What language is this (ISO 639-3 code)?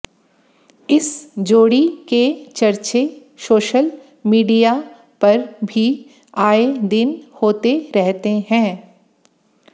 hin